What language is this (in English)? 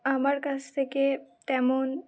Bangla